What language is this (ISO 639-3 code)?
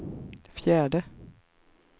swe